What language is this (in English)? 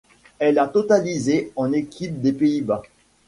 French